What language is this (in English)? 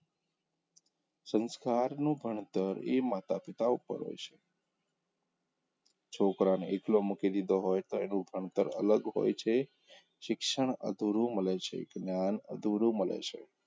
Gujarati